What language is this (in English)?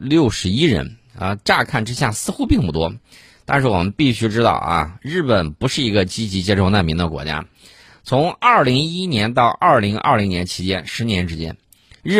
Chinese